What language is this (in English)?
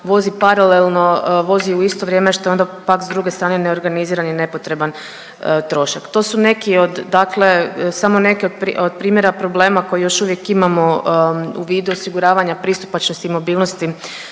Croatian